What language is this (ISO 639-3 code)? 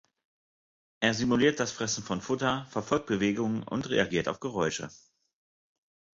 deu